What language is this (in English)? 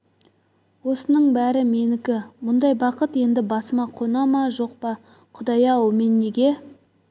Kazakh